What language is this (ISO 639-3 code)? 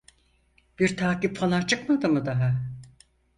tur